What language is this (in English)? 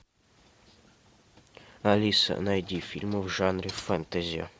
Russian